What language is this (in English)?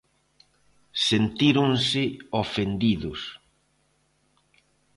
Galician